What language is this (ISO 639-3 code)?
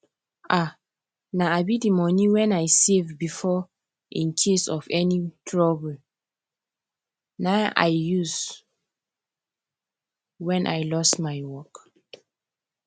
pcm